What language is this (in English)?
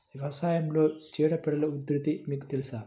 Telugu